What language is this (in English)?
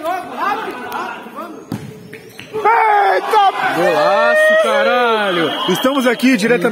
Portuguese